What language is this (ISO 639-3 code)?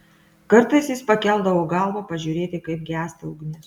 lit